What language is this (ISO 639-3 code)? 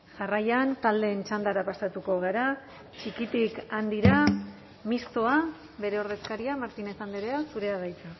eus